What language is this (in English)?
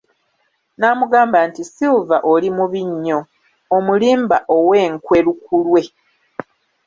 Ganda